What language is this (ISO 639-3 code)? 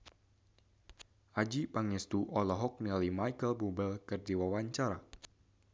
sun